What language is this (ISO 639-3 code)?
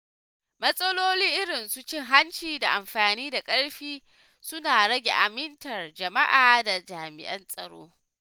hau